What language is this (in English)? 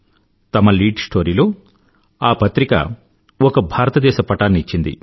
Telugu